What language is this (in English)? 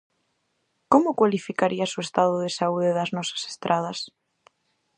Galician